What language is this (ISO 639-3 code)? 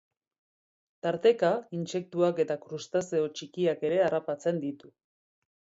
eus